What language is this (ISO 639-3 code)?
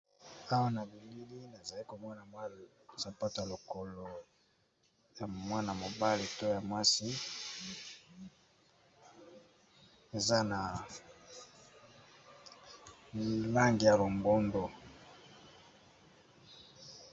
lin